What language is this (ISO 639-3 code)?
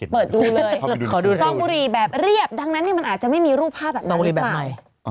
tha